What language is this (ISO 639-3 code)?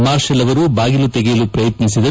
kan